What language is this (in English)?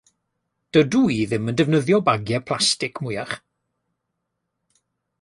Welsh